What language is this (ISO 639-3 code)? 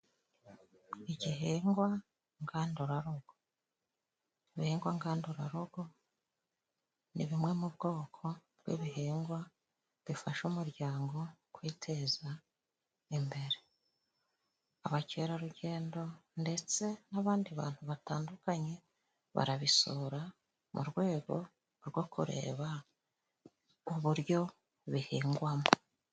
kin